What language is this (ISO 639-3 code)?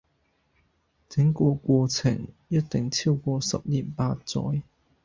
yue